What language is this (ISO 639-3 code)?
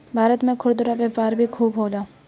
bho